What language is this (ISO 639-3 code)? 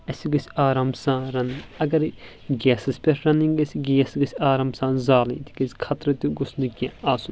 kas